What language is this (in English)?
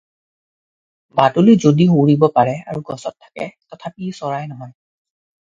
Assamese